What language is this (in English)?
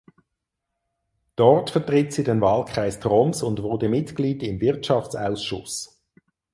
German